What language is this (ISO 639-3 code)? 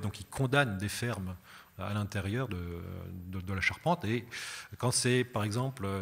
fra